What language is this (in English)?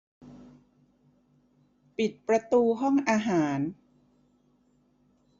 Thai